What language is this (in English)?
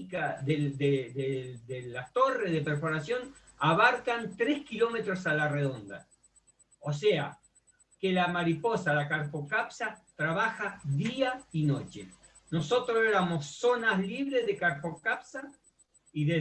Spanish